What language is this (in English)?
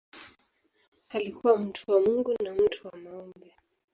Swahili